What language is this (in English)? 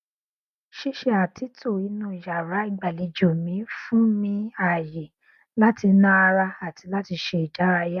Yoruba